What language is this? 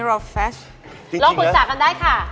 Thai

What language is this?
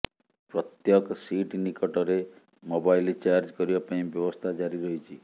Odia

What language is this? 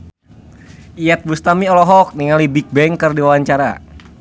Sundanese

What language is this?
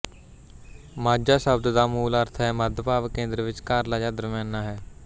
Punjabi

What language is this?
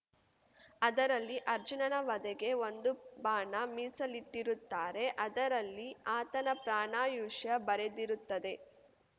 Kannada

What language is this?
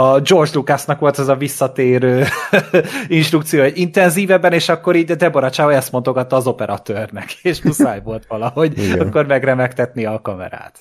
Hungarian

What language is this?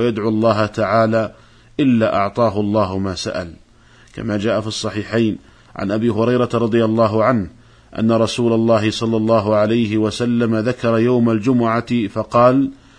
Arabic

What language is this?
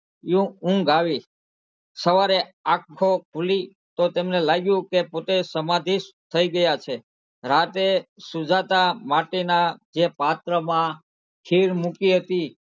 Gujarati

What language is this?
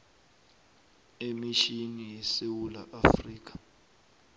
South Ndebele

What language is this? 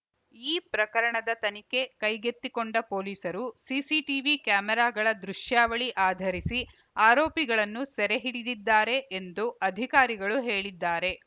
Kannada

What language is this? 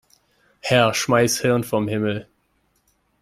German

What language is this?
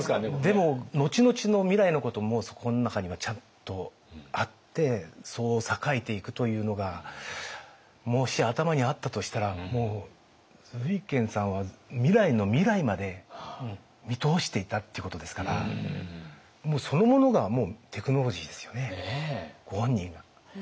Japanese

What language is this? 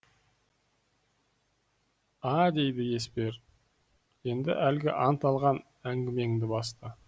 Kazakh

